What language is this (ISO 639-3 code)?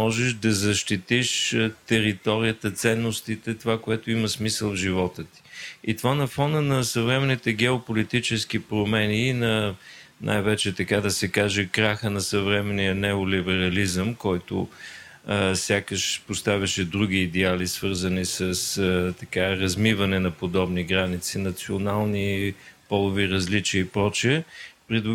bul